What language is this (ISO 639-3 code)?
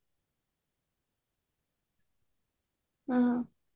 ori